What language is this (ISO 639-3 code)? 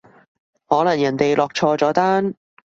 yue